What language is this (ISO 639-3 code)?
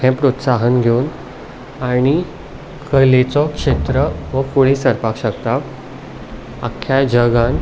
kok